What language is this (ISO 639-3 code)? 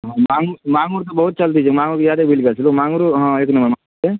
mai